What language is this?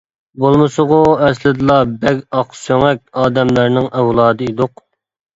Uyghur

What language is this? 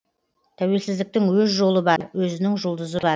Kazakh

